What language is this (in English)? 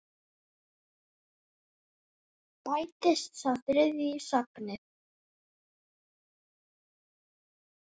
Icelandic